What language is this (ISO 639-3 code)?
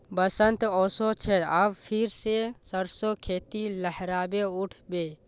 mag